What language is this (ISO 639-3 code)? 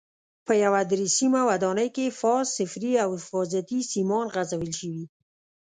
pus